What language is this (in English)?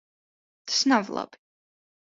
Latvian